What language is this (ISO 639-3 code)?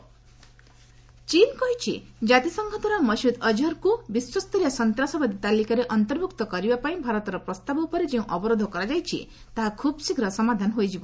ori